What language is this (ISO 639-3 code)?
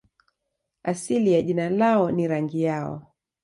swa